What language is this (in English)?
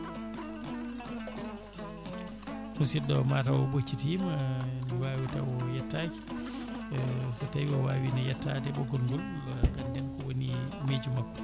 Fula